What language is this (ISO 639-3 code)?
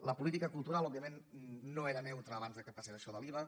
cat